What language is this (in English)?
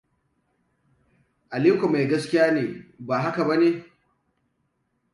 Hausa